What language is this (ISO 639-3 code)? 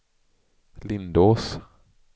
swe